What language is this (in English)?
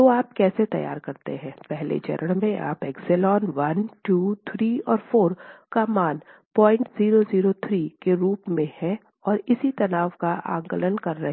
Hindi